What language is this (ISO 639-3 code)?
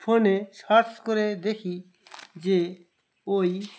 ben